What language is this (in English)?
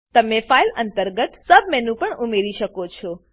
Gujarati